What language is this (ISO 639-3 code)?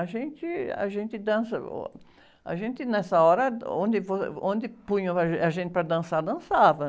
por